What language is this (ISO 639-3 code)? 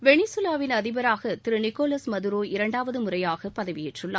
tam